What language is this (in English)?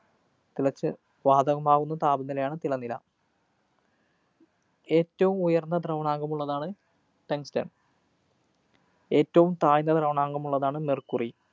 Malayalam